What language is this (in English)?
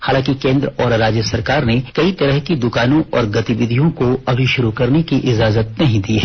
Hindi